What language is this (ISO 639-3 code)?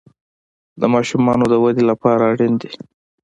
pus